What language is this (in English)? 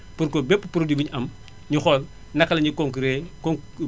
Wolof